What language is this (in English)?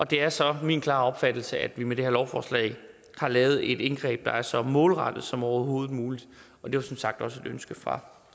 Danish